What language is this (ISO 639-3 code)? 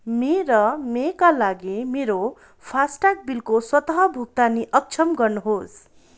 nep